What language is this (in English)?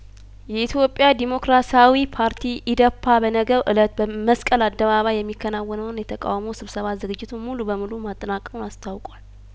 Amharic